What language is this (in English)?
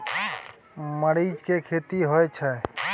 Maithili